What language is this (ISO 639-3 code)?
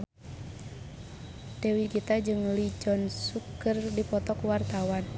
sun